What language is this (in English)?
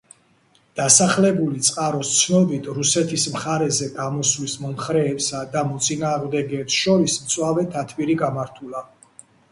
Georgian